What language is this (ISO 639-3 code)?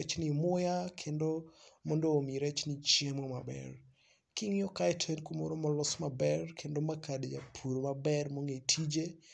luo